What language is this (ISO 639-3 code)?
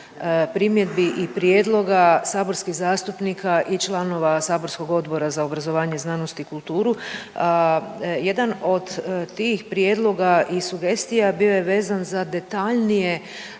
hrv